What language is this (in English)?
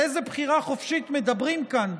Hebrew